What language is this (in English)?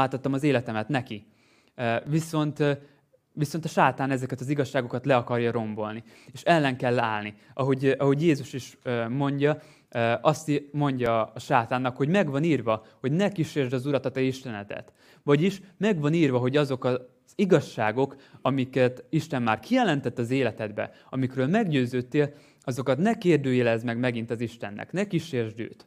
Hungarian